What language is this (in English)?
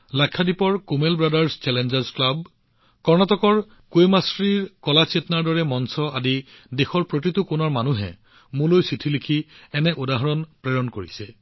Assamese